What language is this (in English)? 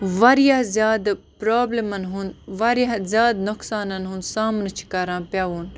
Kashmiri